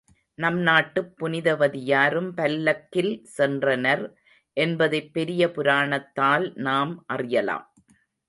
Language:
Tamil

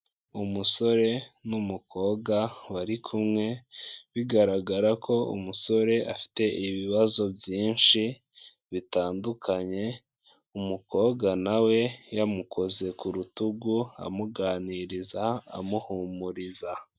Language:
Kinyarwanda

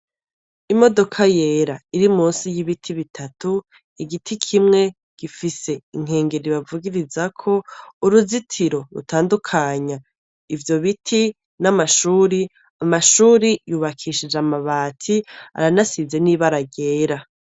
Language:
Rundi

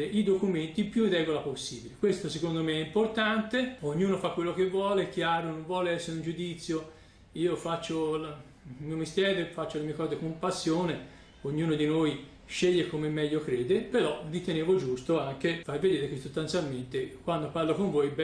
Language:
Italian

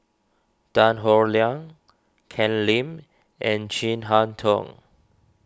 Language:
English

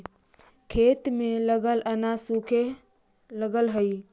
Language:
Magahi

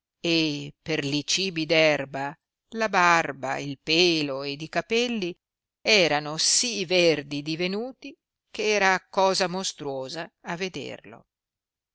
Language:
Italian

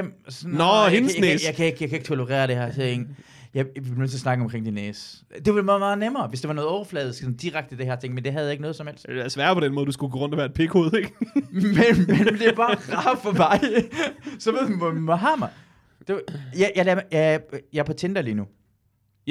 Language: Danish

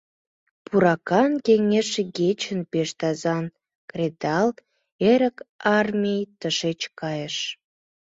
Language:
Mari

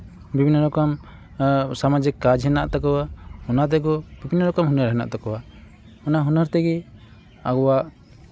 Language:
Santali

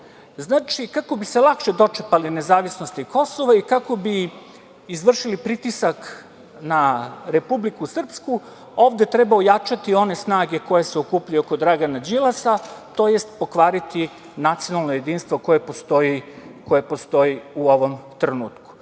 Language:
Serbian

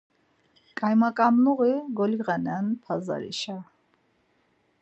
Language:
Laz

